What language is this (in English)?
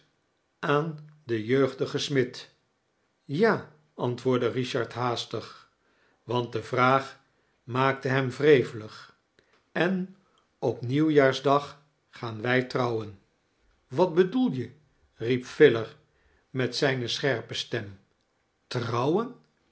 Dutch